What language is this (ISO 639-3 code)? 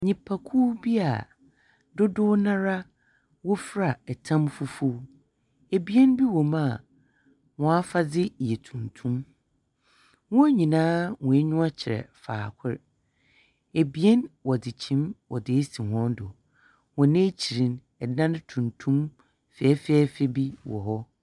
aka